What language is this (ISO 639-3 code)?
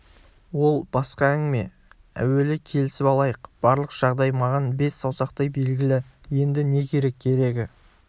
kaz